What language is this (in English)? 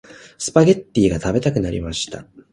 Japanese